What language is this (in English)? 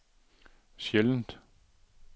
Danish